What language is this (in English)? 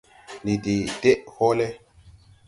Tupuri